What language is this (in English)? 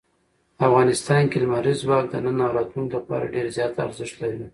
Pashto